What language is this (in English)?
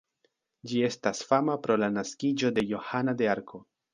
Esperanto